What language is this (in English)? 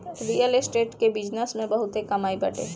Bhojpuri